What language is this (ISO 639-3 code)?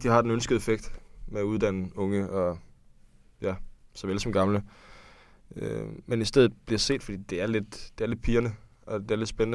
dan